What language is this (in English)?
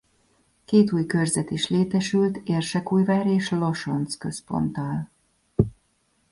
Hungarian